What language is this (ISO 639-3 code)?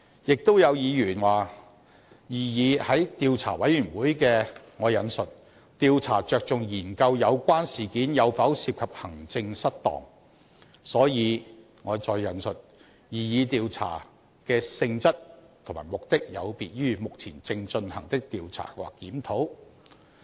yue